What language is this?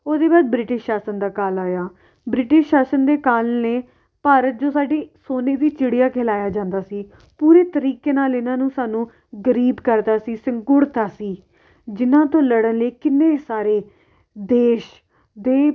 Punjabi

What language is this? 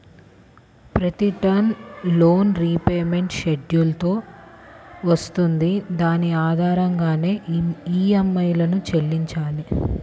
Telugu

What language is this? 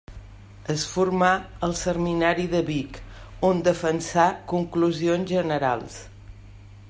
Catalan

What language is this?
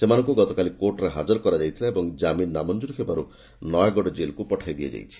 Odia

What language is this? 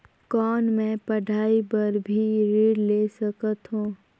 Chhattisgarhi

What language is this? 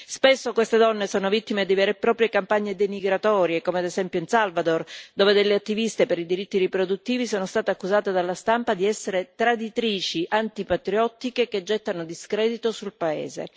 Italian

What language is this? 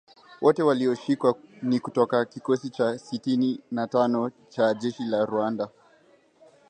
Swahili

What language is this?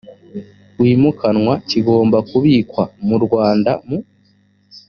Kinyarwanda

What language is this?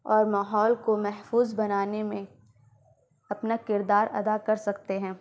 Urdu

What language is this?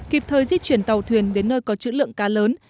Vietnamese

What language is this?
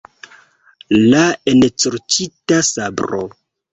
Esperanto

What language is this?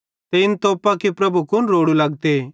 Bhadrawahi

